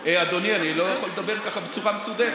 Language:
Hebrew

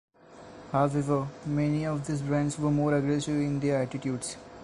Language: English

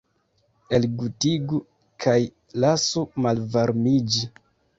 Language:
Esperanto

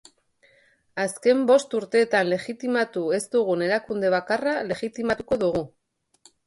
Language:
Basque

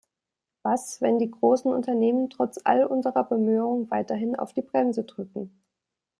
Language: German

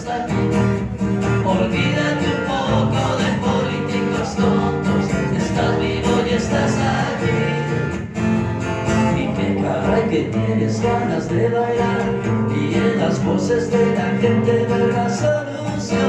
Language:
Indonesian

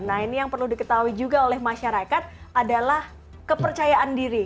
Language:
Indonesian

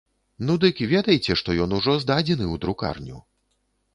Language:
Belarusian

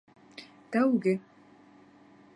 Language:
Bashkir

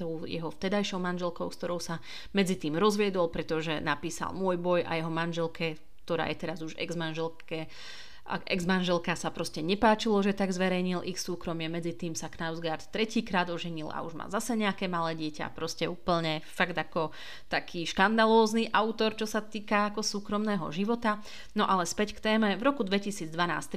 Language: Slovak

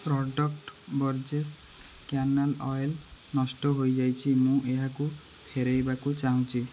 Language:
Odia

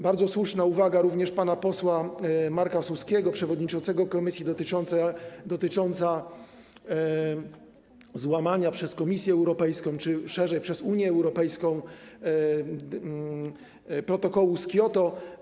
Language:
Polish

